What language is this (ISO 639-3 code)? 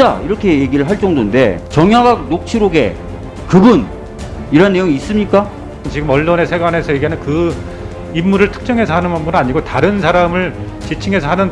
kor